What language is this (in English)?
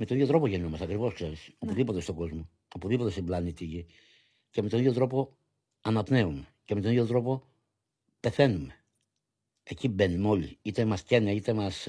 Greek